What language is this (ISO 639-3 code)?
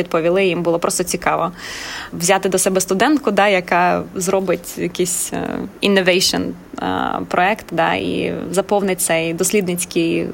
ukr